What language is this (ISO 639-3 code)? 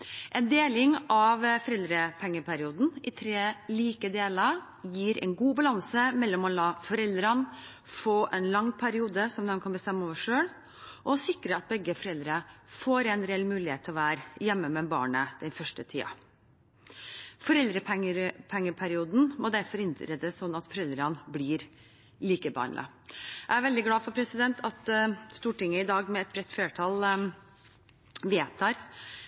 nob